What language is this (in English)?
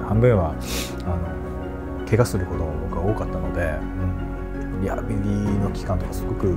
Japanese